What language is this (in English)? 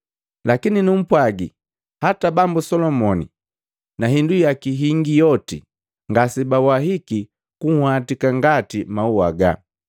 Matengo